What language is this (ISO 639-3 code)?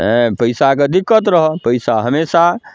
mai